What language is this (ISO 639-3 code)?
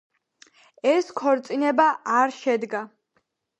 kat